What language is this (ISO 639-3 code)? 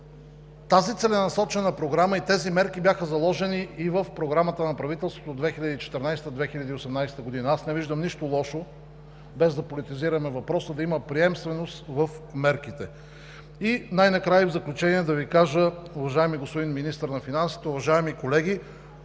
bul